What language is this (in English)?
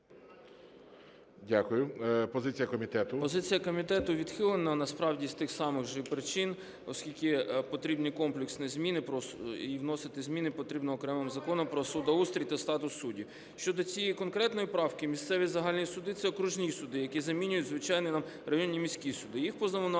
Ukrainian